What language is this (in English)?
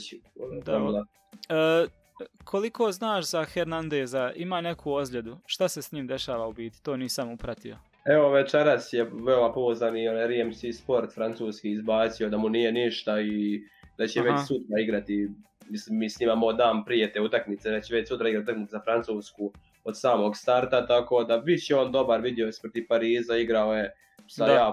Croatian